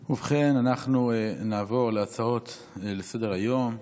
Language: Hebrew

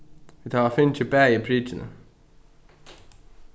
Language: Faroese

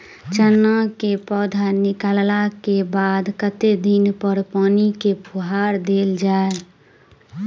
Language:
Maithili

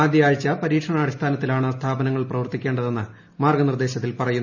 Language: Malayalam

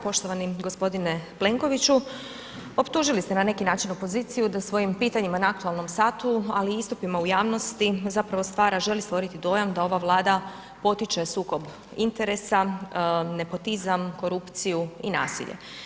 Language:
Croatian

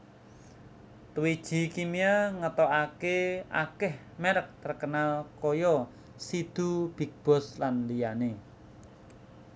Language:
Javanese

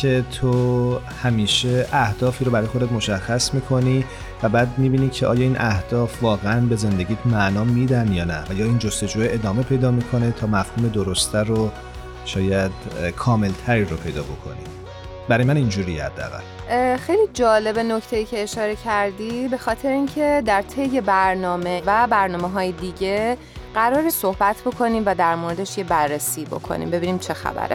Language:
Persian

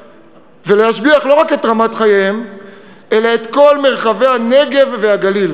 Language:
Hebrew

